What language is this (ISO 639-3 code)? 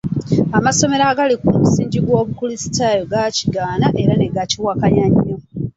lug